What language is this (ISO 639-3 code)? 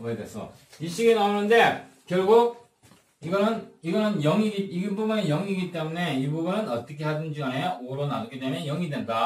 kor